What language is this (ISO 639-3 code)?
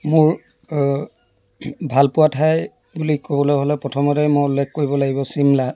asm